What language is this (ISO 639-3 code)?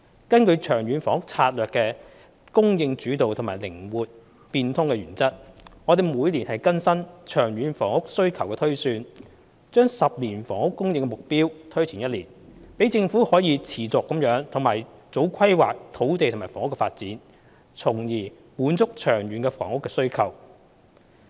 yue